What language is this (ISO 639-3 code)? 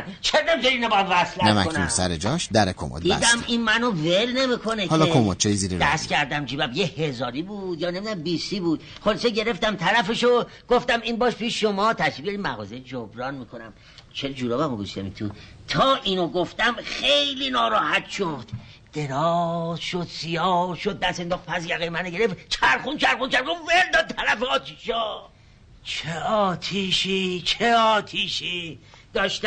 fas